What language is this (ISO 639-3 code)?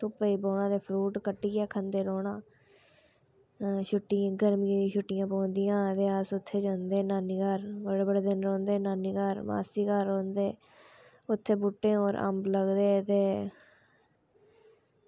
doi